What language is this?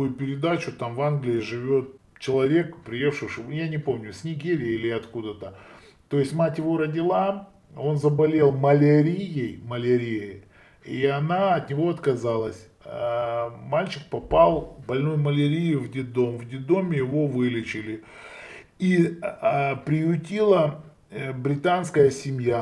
Russian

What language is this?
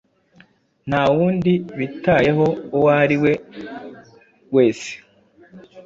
Kinyarwanda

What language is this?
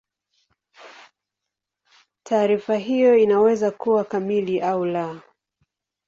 Swahili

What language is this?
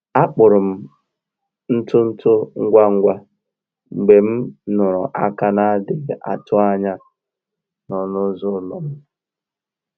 Igbo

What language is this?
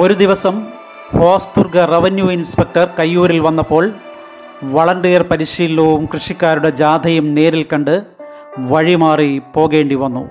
Malayalam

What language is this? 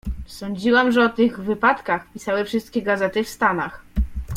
Polish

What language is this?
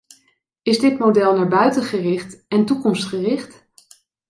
Dutch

